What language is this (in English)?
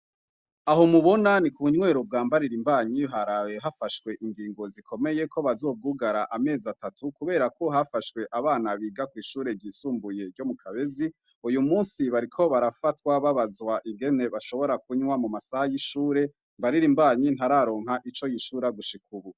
Rundi